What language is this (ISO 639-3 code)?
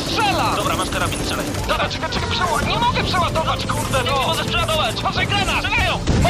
pol